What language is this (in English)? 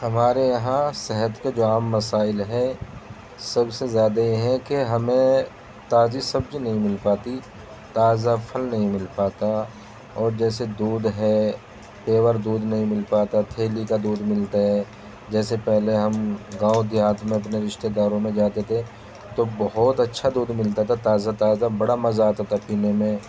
Urdu